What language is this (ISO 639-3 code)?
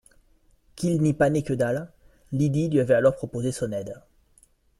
fra